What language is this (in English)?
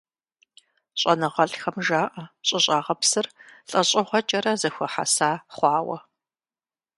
Kabardian